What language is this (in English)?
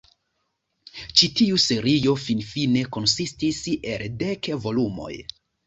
Esperanto